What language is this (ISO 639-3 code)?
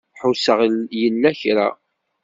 kab